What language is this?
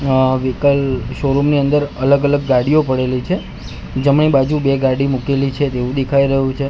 Gujarati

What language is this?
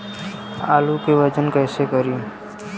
Bhojpuri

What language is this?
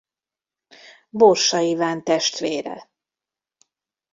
Hungarian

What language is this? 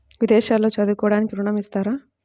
Telugu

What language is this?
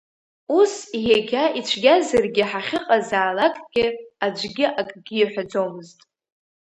Abkhazian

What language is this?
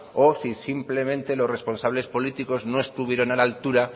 Spanish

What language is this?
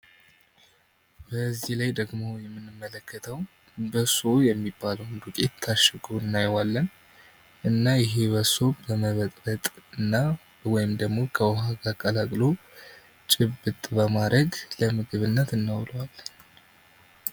Amharic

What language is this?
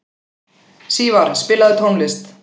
Icelandic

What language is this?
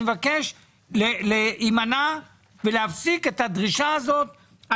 Hebrew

